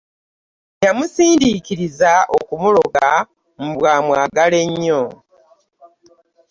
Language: Ganda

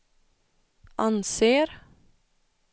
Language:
Swedish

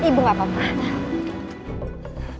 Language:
Indonesian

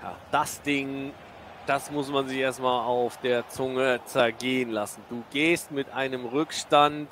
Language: German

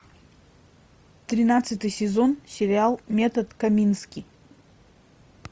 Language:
Russian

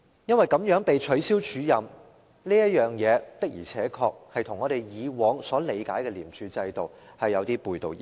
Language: Cantonese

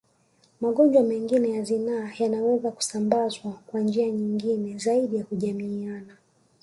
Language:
Swahili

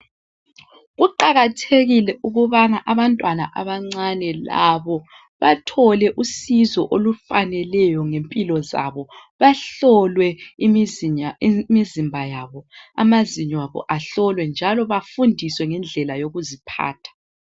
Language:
North Ndebele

